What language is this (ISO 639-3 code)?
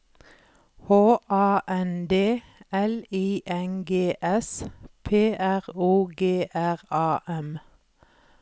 nor